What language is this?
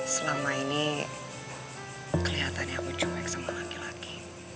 Indonesian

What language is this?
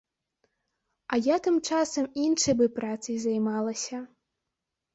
Belarusian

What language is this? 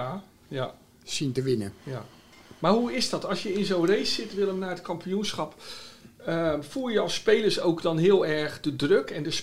Dutch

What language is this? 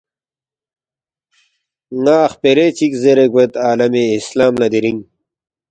Balti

